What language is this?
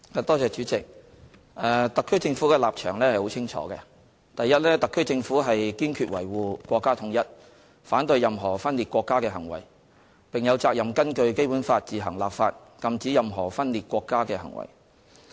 Cantonese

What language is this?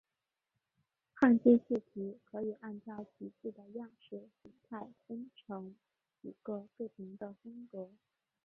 Chinese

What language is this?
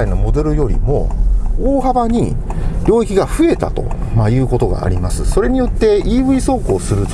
Japanese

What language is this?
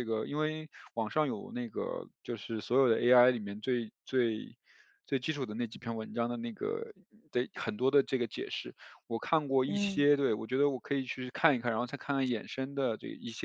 Chinese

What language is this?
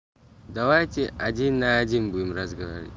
Russian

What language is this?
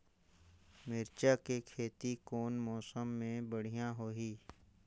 Chhattisgarhi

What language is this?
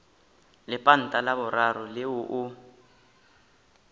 Northern Sotho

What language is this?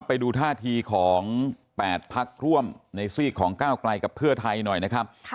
Thai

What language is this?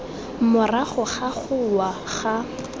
Tswana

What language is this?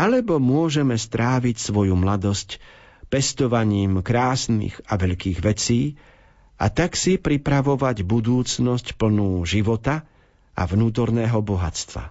Slovak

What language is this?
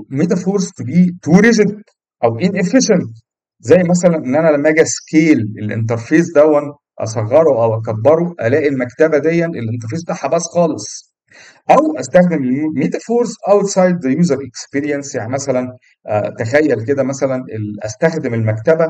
Arabic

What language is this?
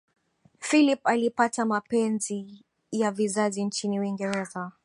Swahili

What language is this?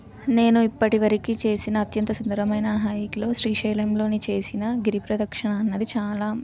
Telugu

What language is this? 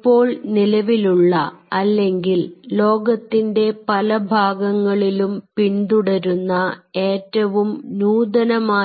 Malayalam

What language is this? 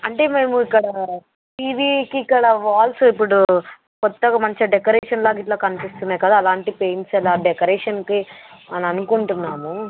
Telugu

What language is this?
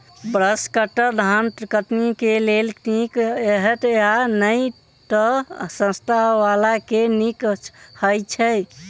Maithili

